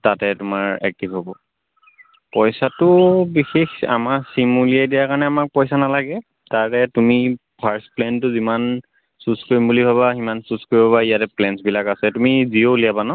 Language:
Assamese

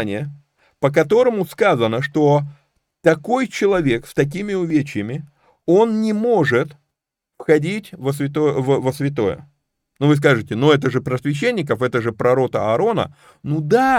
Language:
Russian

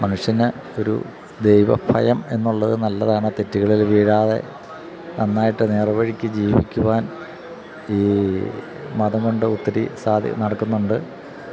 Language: Malayalam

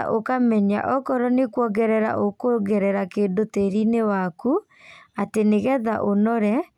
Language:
Kikuyu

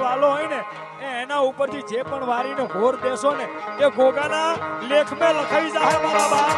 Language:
Gujarati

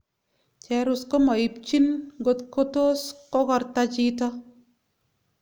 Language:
Kalenjin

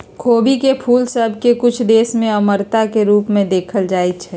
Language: Magahi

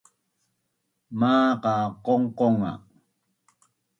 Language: Bunun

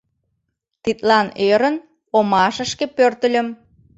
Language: Mari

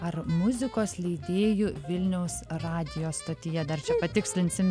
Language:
Lithuanian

